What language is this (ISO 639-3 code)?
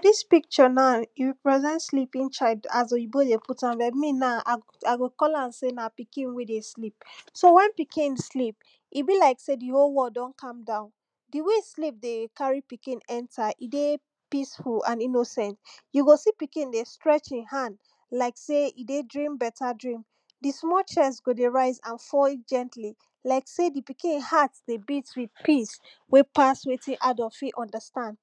pcm